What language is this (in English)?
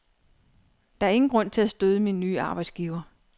Danish